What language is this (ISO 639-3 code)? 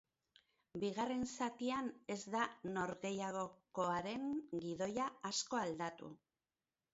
eus